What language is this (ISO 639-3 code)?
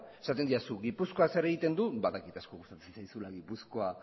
eus